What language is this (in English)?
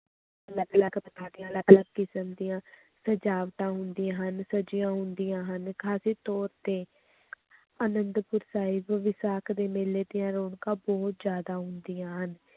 Punjabi